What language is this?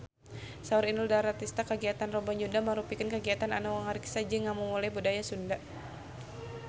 Sundanese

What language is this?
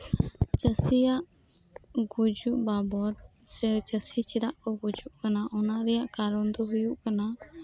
Santali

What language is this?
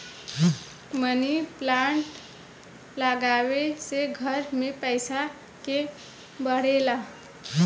Bhojpuri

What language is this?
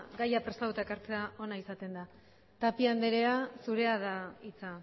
Basque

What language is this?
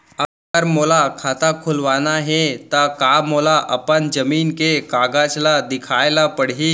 Chhattisgarhi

